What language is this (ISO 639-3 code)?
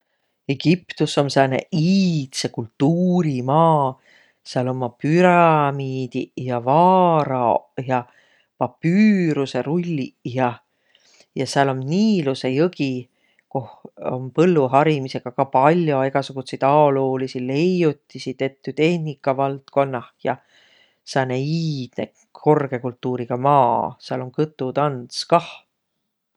vro